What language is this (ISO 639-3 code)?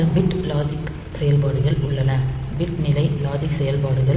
tam